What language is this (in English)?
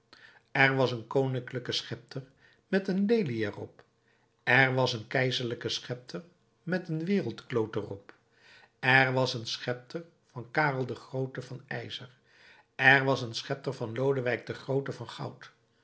Dutch